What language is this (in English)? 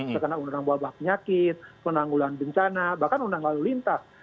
Indonesian